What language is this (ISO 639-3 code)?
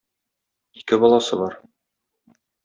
tat